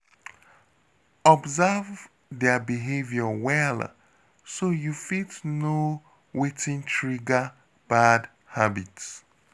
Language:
Nigerian Pidgin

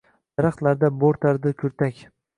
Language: Uzbek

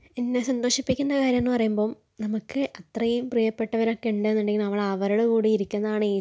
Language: Malayalam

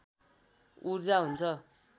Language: Nepali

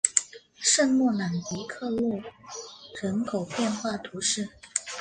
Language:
Chinese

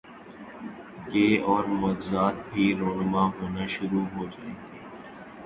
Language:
Urdu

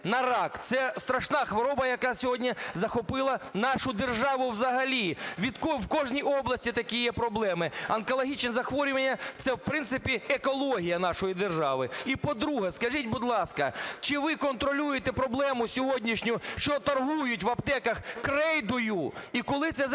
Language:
Ukrainian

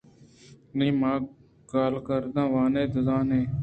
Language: Eastern Balochi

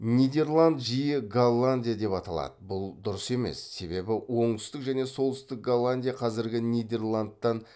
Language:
Kazakh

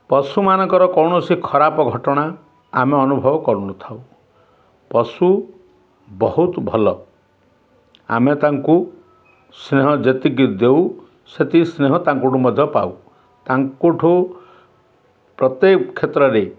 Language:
Odia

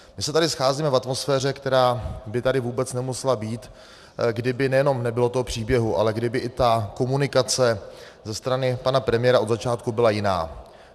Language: Czech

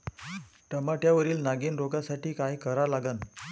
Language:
Marathi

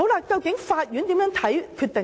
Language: Cantonese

